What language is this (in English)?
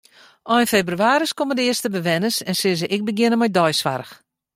Western Frisian